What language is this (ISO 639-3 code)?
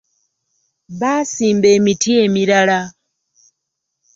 lug